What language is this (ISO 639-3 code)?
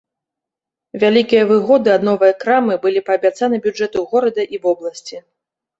bel